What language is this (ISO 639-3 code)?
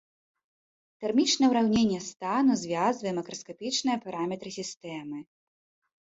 bel